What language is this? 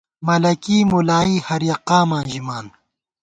Gawar-Bati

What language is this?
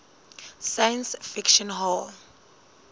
Southern Sotho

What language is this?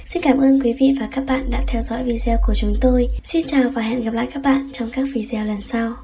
Vietnamese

